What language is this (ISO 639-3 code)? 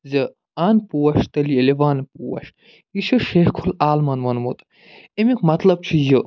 kas